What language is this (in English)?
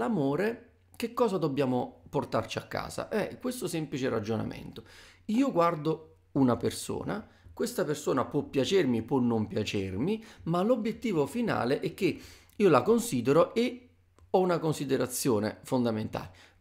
Italian